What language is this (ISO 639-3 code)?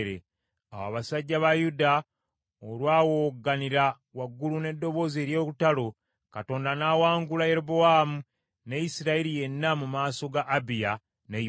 lug